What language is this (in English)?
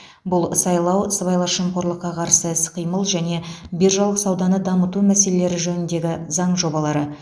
Kazakh